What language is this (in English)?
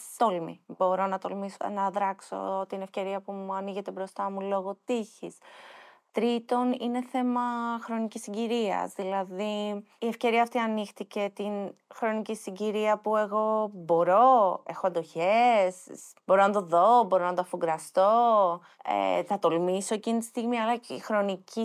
Greek